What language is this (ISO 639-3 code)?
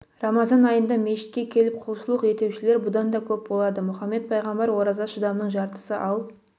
kaz